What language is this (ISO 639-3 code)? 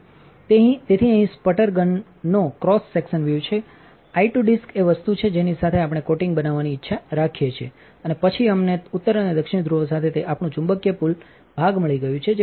guj